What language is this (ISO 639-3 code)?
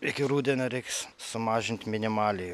lit